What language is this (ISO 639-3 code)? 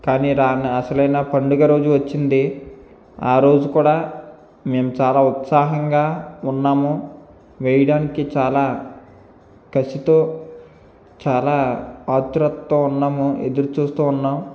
tel